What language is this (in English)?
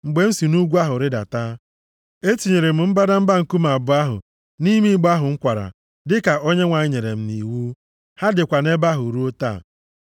Igbo